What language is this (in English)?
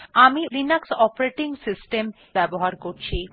Bangla